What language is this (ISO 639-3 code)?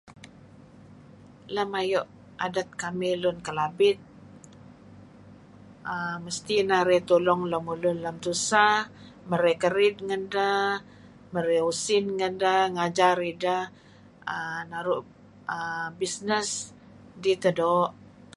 kzi